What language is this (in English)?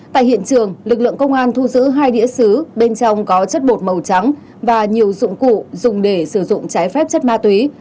Vietnamese